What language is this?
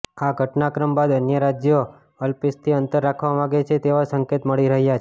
Gujarati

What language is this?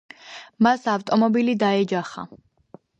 Georgian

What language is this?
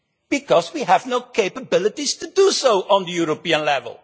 English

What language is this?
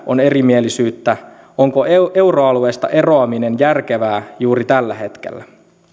Finnish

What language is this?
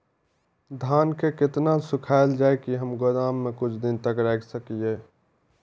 Maithili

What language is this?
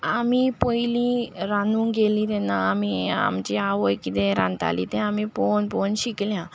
Konkani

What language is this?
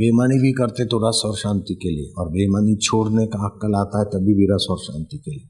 Hindi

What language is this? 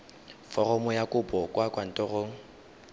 Tswana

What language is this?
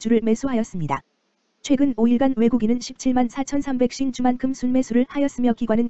Korean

